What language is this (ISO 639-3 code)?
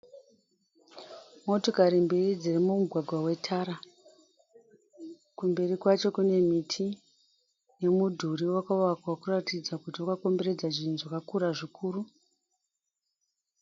sna